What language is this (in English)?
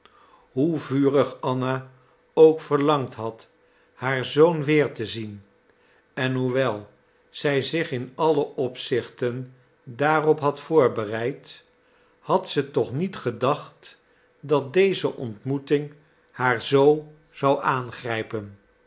Dutch